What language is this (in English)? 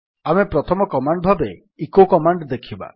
Odia